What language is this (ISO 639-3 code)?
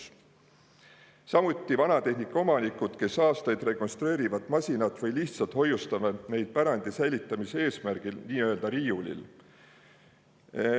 est